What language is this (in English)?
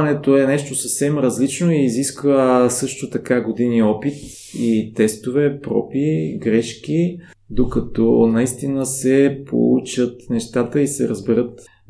Bulgarian